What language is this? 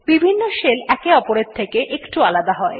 Bangla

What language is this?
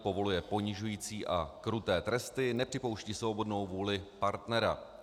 Czech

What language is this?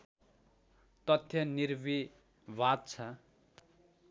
Nepali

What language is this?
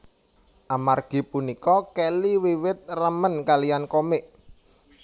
Javanese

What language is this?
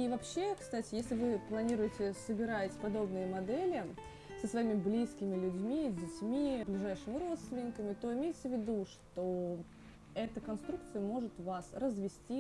Russian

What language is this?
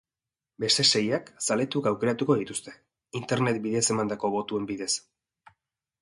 Basque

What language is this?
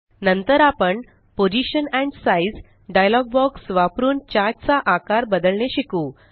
Marathi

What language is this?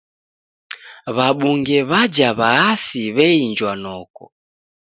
Taita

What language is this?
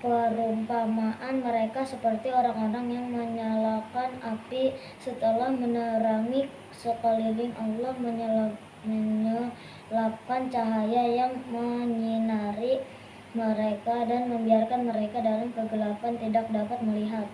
Indonesian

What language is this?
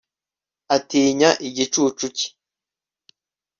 Kinyarwanda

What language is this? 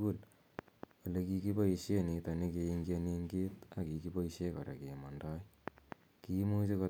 Kalenjin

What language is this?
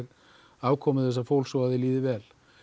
Icelandic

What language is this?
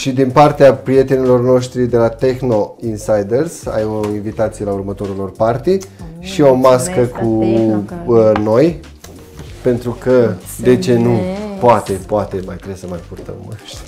Romanian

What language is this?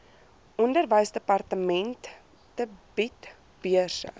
Afrikaans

